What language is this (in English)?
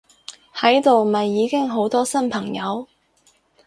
Cantonese